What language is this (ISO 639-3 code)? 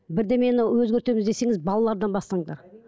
kaz